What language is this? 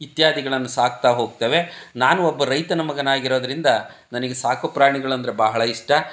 Kannada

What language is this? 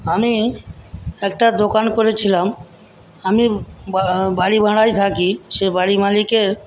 Bangla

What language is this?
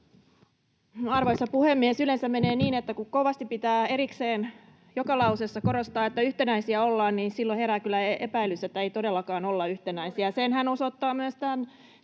Finnish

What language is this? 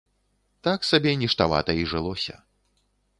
Belarusian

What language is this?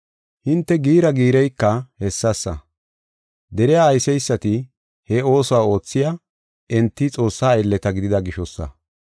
Gofa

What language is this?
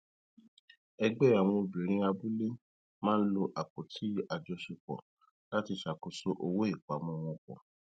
Yoruba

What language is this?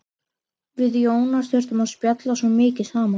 Icelandic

